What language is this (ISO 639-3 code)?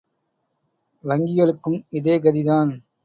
tam